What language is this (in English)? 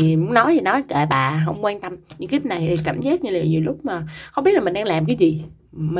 Vietnamese